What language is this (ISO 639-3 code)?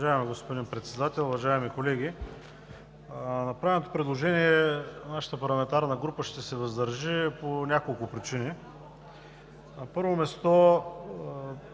bul